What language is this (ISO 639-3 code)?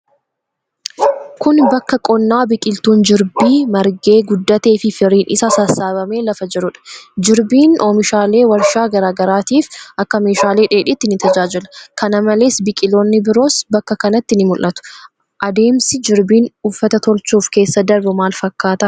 orm